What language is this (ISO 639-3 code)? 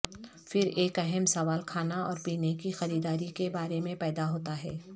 urd